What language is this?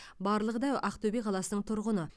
Kazakh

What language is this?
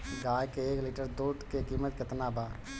Bhojpuri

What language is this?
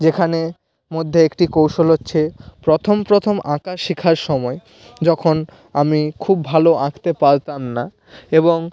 Bangla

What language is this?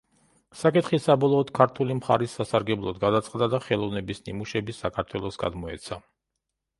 Georgian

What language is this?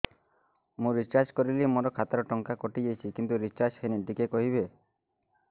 Odia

